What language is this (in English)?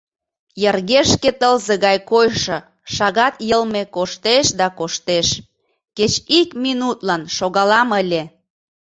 Mari